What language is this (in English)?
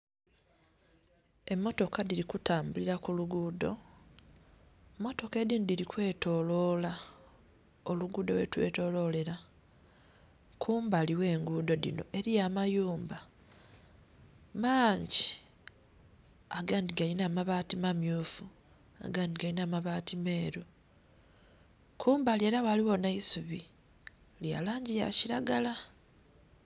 Soga